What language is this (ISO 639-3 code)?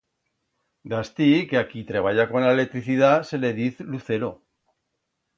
arg